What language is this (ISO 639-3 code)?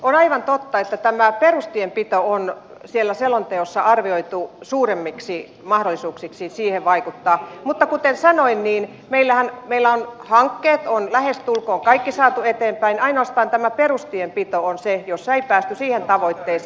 fin